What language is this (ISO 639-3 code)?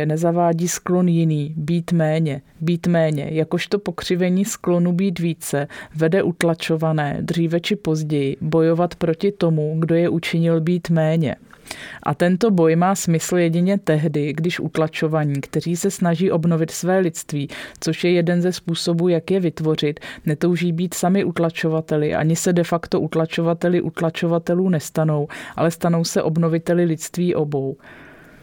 ces